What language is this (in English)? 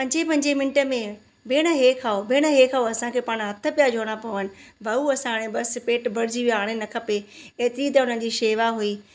Sindhi